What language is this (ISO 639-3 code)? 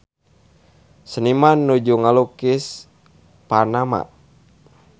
sun